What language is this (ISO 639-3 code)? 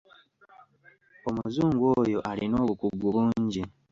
lug